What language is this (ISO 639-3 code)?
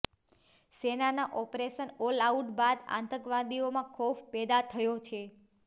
guj